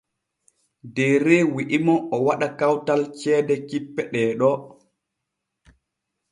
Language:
Borgu Fulfulde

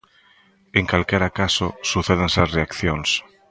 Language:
Galician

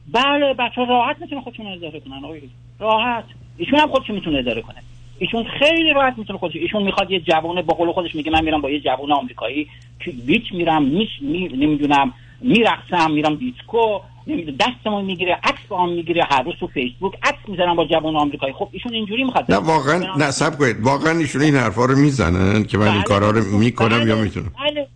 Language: Persian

